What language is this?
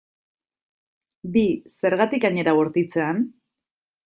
Basque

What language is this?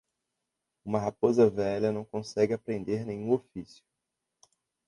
Portuguese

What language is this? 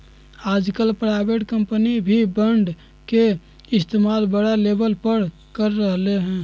Magahi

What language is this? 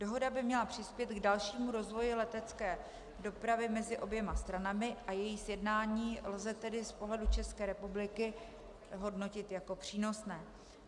Czech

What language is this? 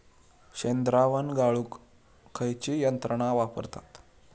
Marathi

